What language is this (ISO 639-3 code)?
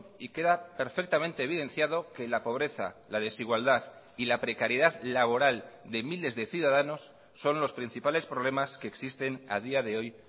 spa